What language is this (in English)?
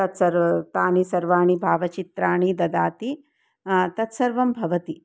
Sanskrit